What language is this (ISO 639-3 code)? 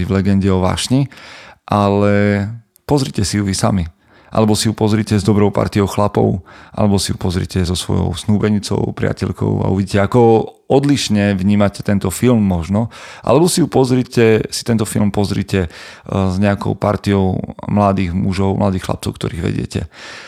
slk